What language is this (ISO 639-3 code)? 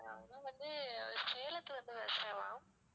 tam